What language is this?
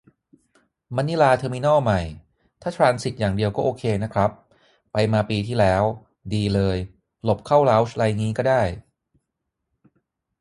Thai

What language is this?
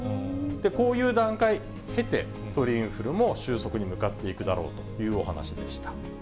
Japanese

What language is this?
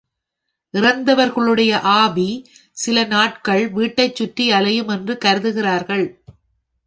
Tamil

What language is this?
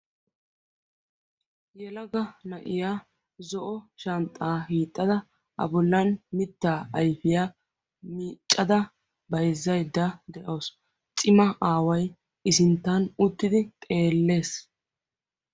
Wolaytta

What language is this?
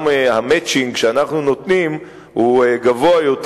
Hebrew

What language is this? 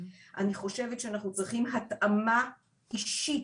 Hebrew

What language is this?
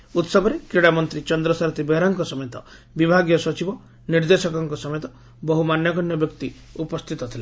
Odia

